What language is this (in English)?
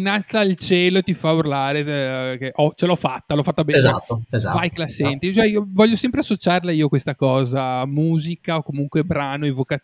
Italian